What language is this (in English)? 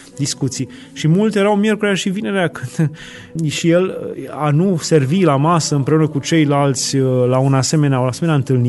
Romanian